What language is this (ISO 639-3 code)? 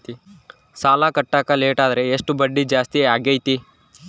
kan